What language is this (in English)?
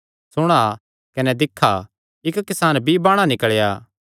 Kangri